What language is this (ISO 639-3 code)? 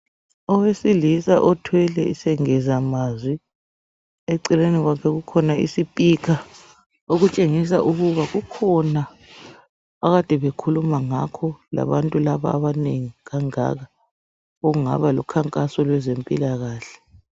nde